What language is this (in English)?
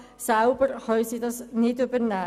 Swiss German